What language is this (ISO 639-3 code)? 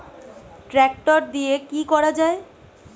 ben